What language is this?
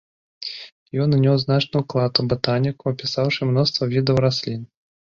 Belarusian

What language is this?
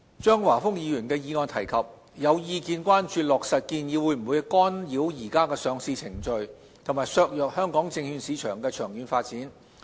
Cantonese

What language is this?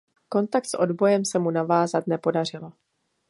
Czech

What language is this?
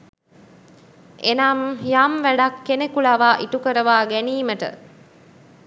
Sinhala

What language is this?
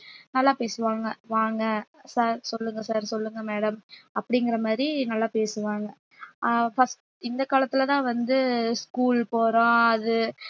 Tamil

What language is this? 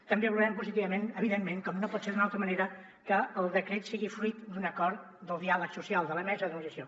Catalan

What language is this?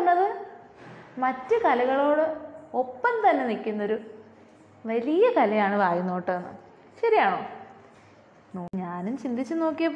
Malayalam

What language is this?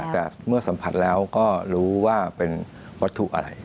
Thai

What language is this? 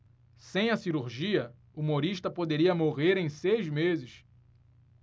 Portuguese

